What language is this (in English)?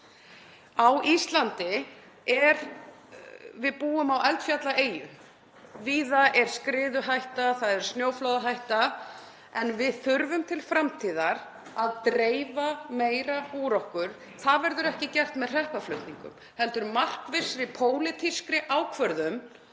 Icelandic